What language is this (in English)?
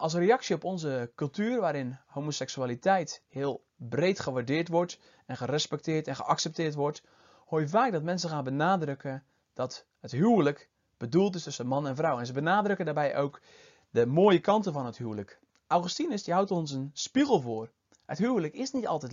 Dutch